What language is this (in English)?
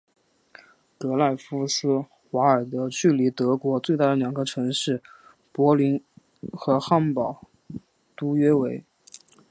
Chinese